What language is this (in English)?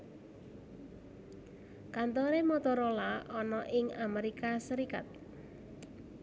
Javanese